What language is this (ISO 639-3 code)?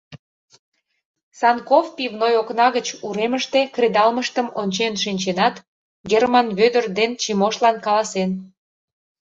chm